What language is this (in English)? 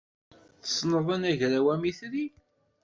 Kabyle